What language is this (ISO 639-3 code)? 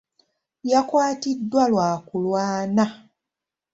lug